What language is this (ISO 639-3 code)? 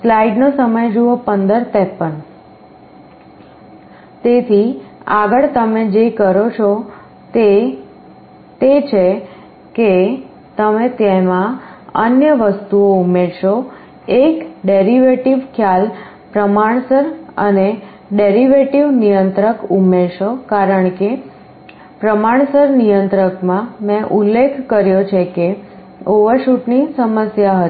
guj